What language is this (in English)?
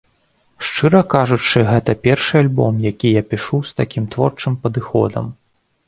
Belarusian